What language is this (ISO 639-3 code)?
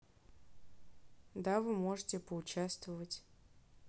rus